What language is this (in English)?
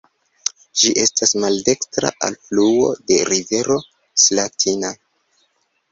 Esperanto